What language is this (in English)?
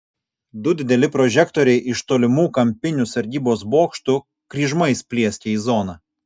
Lithuanian